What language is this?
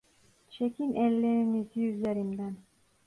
Turkish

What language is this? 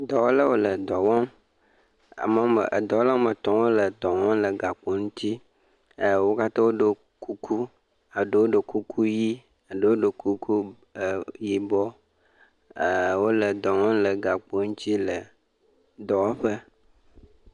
Ewe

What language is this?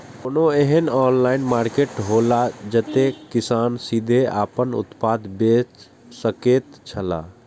Maithili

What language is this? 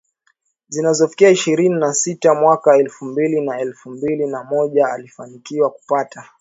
Swahili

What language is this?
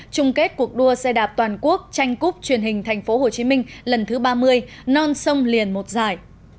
Vietnamese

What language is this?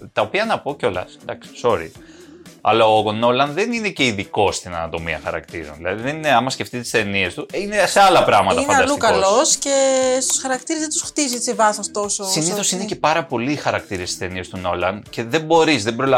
Greek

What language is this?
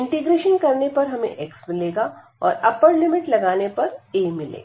Hindi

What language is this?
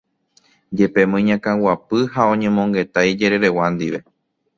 Guarani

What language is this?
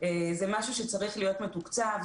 Hebrew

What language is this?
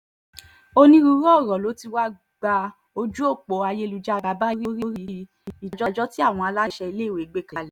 Yoruba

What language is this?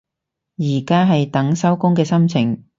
Cantonese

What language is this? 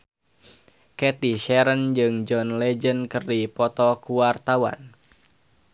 Sundanese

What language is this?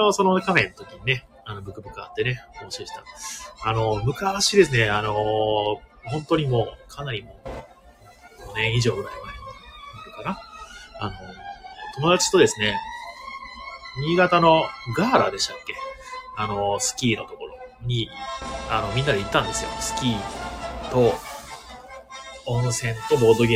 Japanese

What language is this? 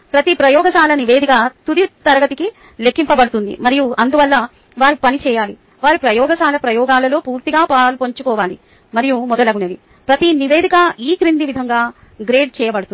Telugu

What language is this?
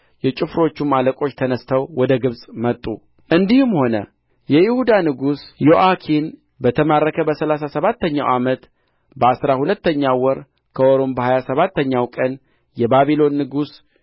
Amharic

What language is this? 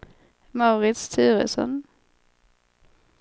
Swedish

